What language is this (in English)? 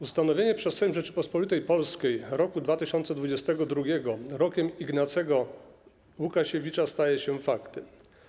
Polish